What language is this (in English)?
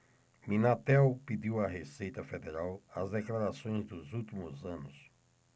Portuguese